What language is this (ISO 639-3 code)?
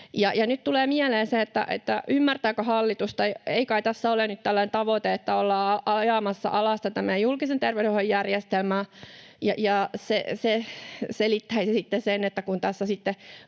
fin